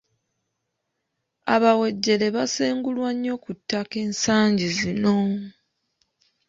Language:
Ganda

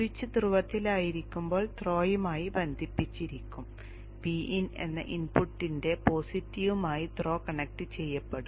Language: Malayalam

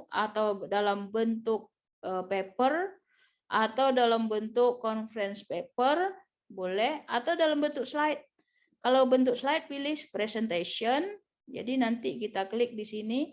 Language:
Indonesian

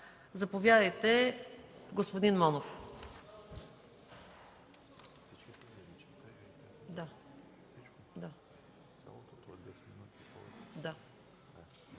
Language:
Bulgarian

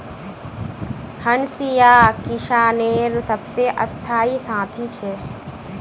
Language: Magahi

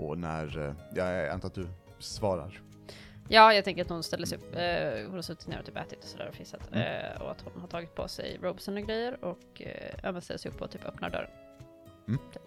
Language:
Swedish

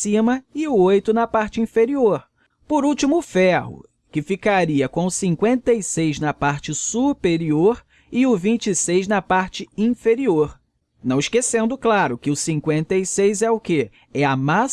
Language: Portuguese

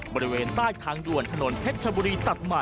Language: Thai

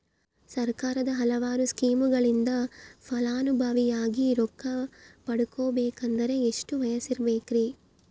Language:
Kannada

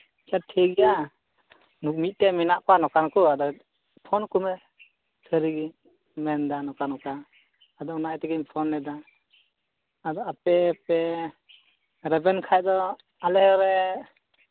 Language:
Santali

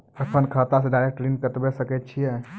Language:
Maithili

